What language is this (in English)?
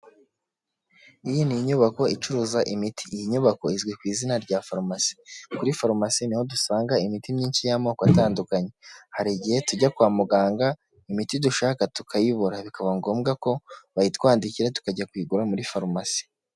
Kinyarwanda